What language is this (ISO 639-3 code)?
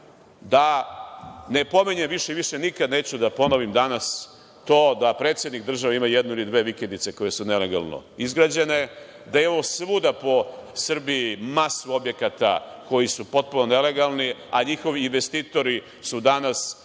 srp